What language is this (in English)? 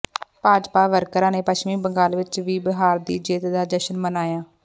Punjabi